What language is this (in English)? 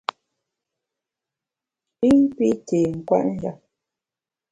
Bamun